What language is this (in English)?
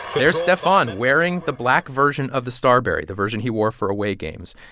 English